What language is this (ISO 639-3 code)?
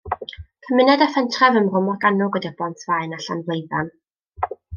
cym